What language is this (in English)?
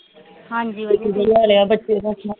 Punjabi